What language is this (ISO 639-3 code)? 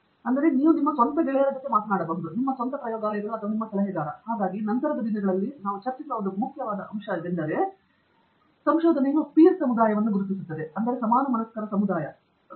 kan